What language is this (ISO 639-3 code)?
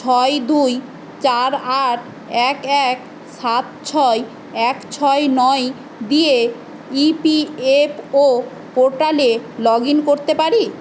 ben